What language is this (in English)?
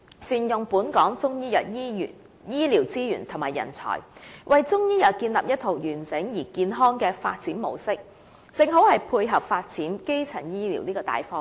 Cantonese